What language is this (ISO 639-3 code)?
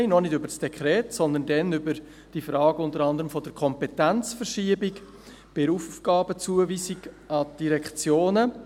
gsw